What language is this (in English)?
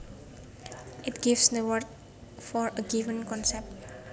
Javanese